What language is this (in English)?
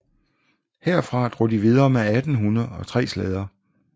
Danish